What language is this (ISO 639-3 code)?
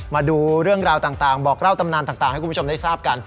tha